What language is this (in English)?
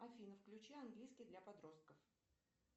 Russian